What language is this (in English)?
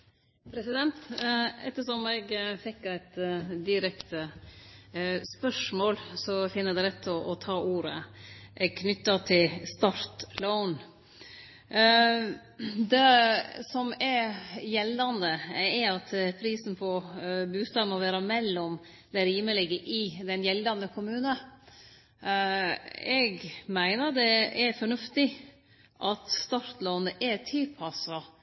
Norwegian Nynorsk